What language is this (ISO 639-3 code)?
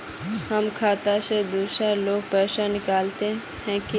mag